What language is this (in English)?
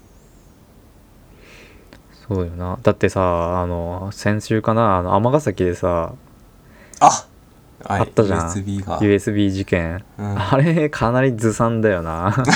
Japanese